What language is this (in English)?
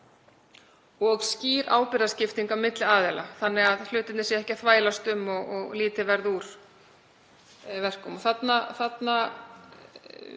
Icelandic